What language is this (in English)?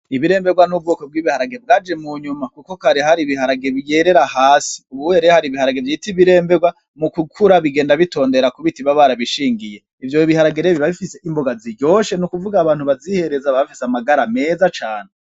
Rundi